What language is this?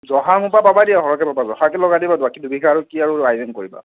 Assamese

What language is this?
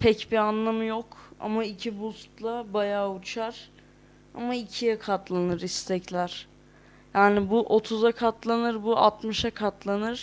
Turkish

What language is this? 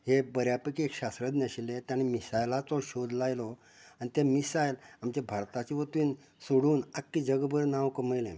Konkani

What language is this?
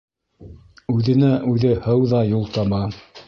Bashkir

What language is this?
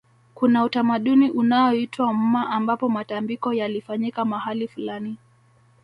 Swahili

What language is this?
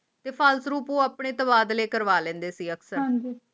Punjabi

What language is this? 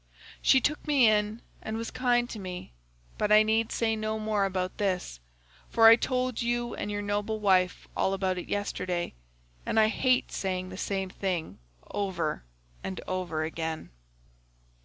English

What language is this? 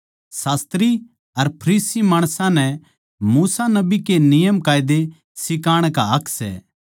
Haryanvi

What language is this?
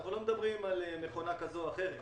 Hebrew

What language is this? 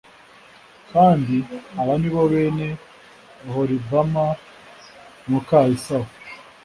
Kinyarwanda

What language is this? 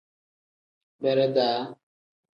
Tem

